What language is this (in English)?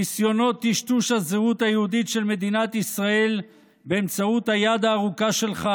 Hebrew